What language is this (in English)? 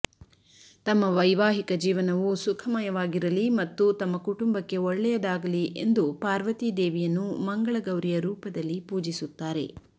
Kannada